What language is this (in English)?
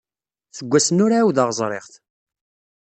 Kabyle